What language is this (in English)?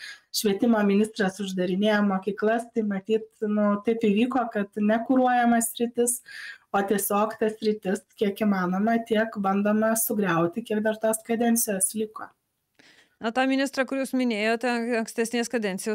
Lithuanian